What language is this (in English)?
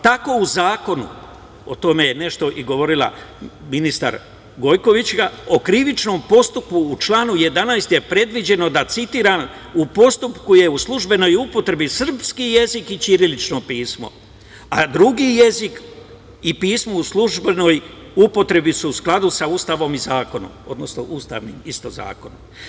Serbian